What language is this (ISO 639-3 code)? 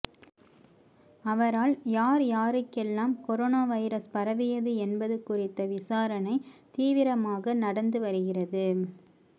tam